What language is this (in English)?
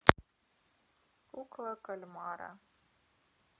Russian